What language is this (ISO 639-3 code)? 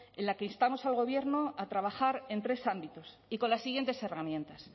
spa